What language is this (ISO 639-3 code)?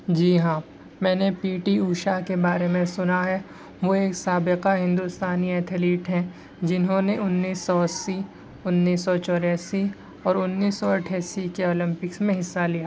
urd